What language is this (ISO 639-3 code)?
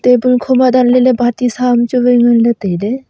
nnp